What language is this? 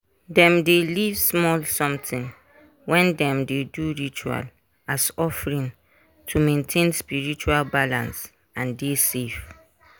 Nigerian Pidgin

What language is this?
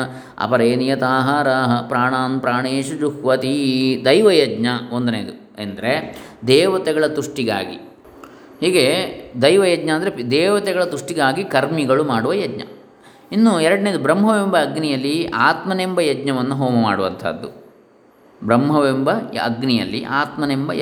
Kannada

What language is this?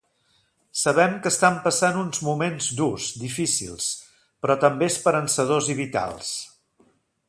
Catalan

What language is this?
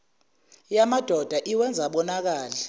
Zulu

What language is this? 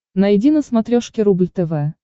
Russian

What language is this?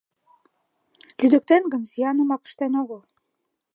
Mari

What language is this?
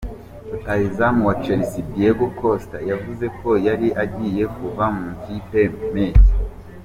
Kinyarwanda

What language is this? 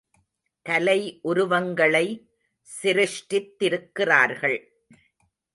Tamil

